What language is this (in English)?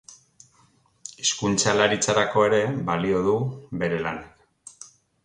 Basque